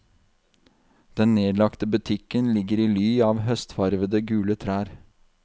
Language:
Norwegian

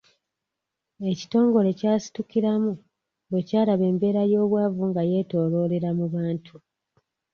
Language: Ganda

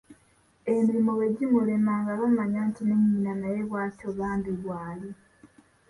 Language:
Ganda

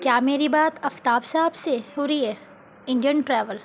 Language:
Urdu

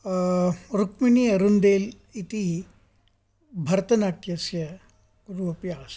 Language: Sanskrit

